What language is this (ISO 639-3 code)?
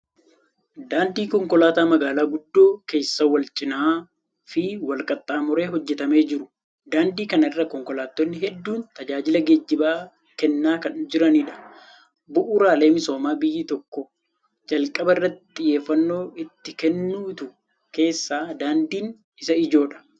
orm